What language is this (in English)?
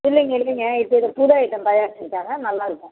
Tamil